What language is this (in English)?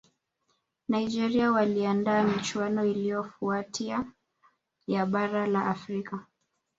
Swahili